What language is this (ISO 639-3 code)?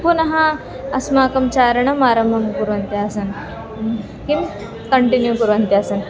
san